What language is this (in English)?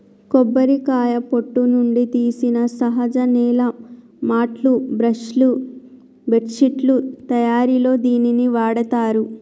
Telugu